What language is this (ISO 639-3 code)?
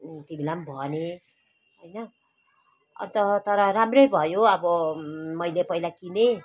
nep